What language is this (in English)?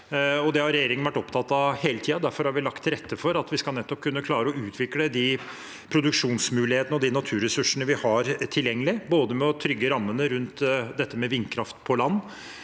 Norwegian